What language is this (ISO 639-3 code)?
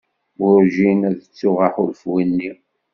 kab